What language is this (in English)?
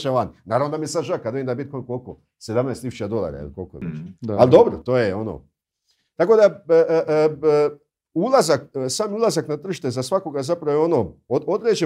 Croatian